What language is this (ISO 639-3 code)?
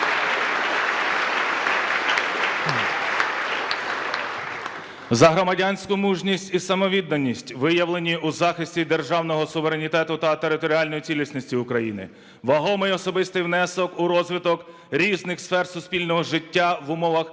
ukr